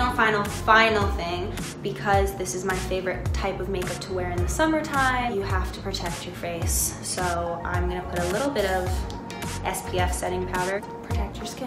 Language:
English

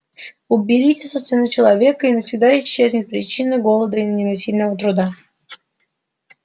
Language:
Russian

